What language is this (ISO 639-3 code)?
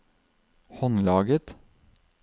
nor